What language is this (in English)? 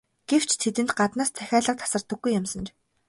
Mongolian